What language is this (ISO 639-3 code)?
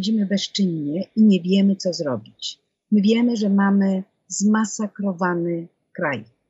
pol